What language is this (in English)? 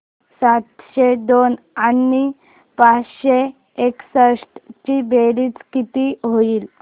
Marathi